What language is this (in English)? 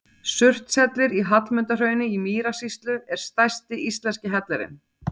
Icelandic